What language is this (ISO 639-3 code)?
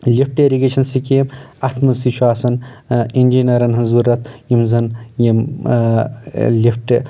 kas